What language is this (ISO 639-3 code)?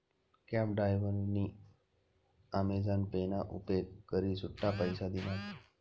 mar